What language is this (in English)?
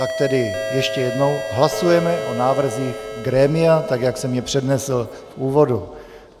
Czech